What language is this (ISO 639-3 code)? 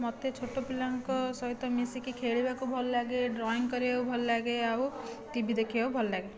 ori